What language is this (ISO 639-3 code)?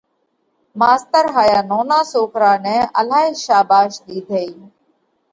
kvx